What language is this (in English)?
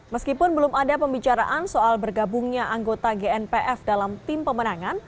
Indonesian